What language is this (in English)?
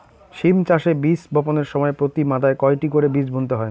Bangla